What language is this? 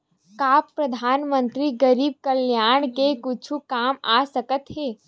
Chhattisgarhi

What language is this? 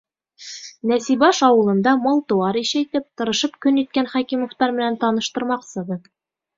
Bashkir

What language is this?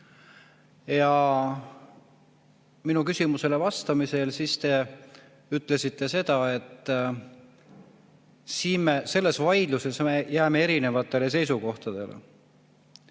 Estonian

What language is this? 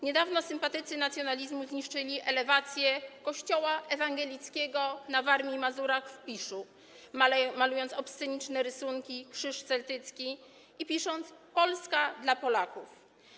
Polish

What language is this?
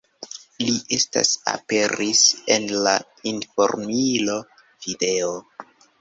Esperanto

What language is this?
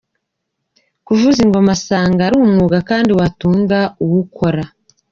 Kinyarwanda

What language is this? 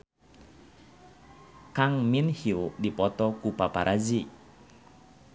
Sundanese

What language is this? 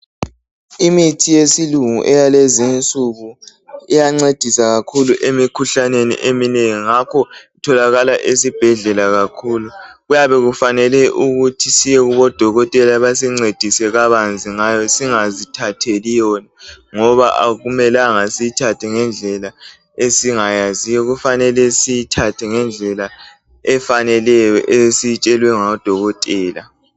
North Ndebele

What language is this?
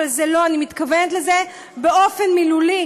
Hebrew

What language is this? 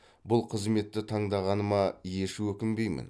Kazakh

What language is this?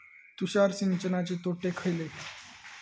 Marathi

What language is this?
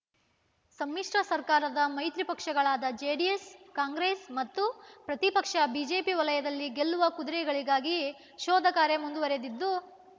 Kannada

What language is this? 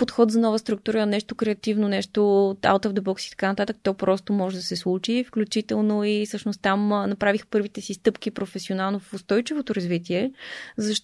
Bulgarian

